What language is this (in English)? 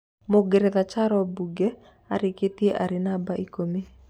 Kikuyu